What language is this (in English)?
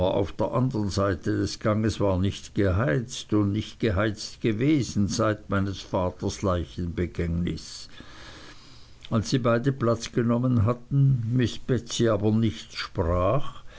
German